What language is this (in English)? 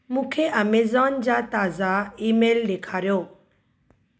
Sindhi